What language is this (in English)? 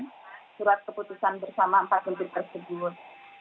Indonesian